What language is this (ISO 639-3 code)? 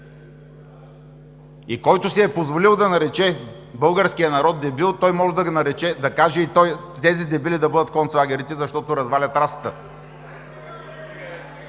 bul